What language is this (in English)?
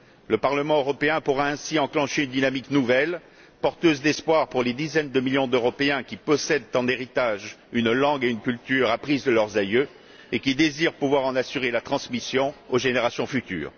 French